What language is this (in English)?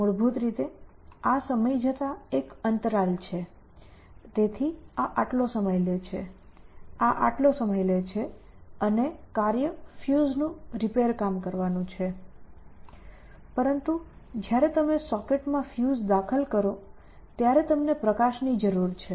Gujarati